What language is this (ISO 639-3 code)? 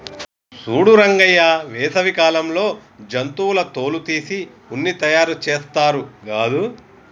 tel